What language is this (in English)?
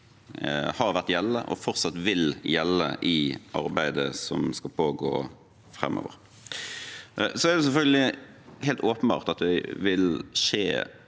Norwegian